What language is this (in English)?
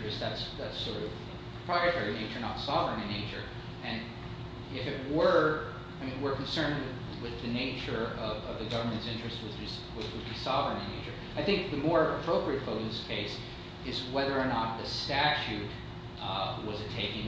English